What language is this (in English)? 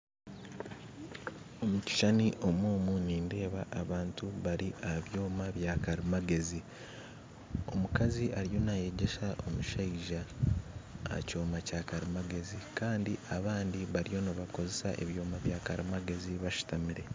Nyankole